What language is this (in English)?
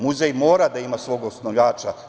Serbian